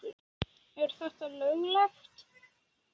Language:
Icelandic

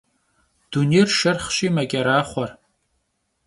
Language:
Kabardian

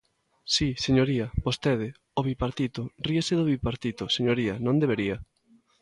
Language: Galician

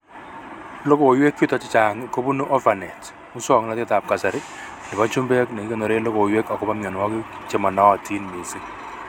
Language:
Kalenjin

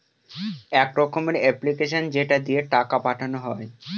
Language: Bangla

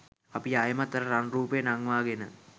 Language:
Sinhala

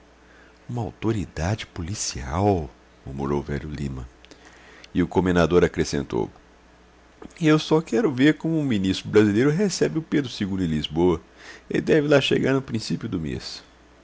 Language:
Portuguese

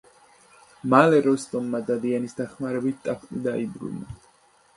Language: Georgian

